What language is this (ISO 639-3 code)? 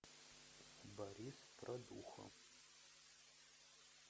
rus